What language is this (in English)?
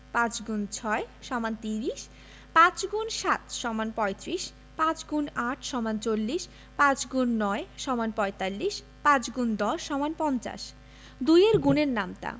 Bangla